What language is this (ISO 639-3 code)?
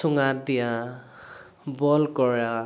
asm